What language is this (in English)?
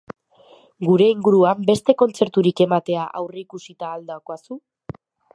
Basque